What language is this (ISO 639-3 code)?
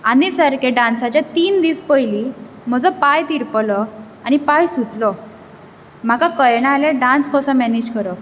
kok